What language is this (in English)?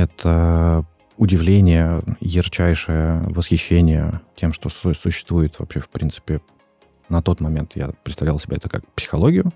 Russian